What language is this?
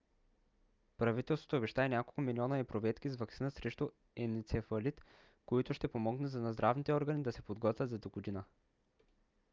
Bulgarian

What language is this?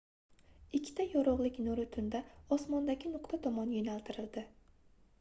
Uzbek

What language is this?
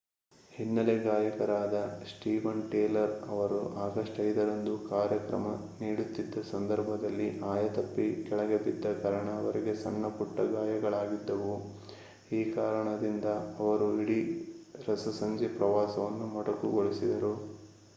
Kannada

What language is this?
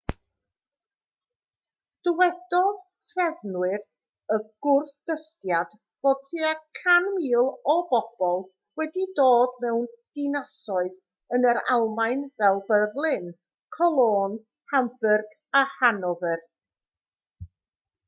Welsh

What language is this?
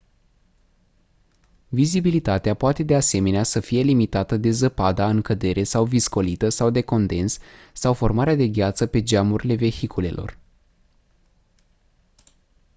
Romanian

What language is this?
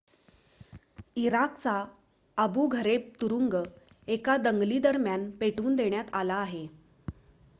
Marathi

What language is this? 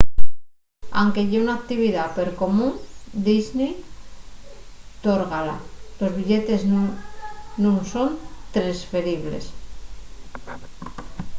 Asturian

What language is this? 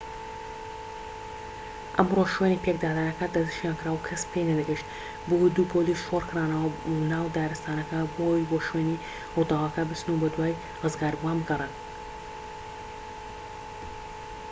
Central Kurdish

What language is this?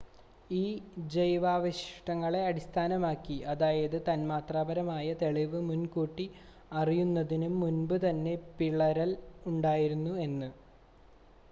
Malayalam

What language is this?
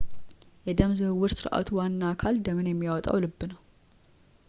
Amharic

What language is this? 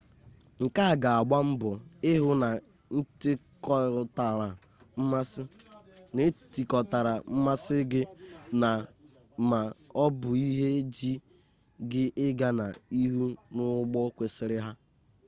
Igbo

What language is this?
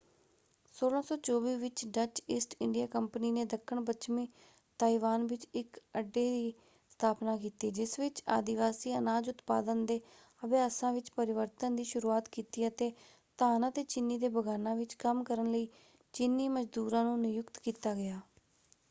Punjabi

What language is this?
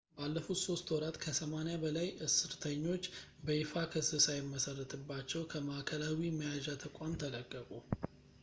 Amharic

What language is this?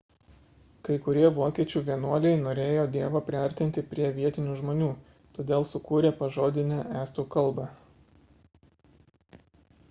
Lithuanian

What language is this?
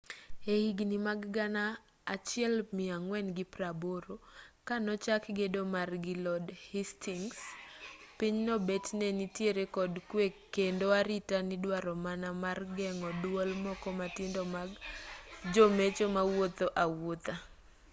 Luo (Kenya and Tanzania)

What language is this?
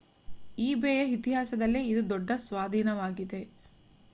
Kannada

